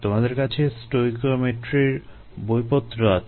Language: Bangla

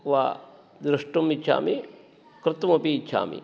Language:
Sanskrit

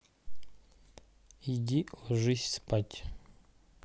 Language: Russian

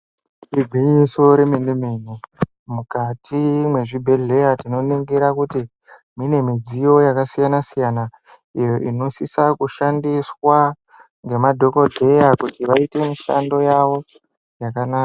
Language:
Ndau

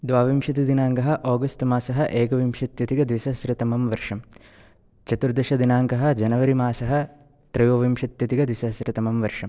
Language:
Sanskrit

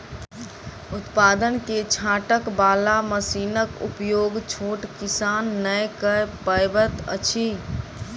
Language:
Maithili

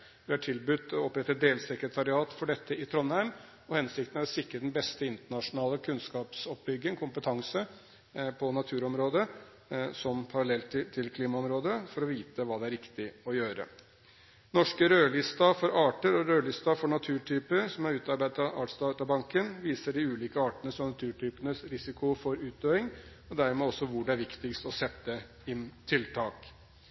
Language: Norwegian Bokmål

